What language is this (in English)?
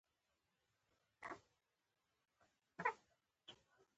Pashto